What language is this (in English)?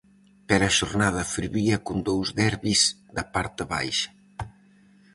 Galician